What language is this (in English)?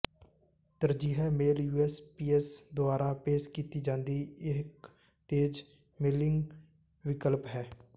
Punjabi